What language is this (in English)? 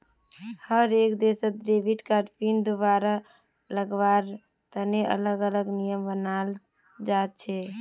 Magahi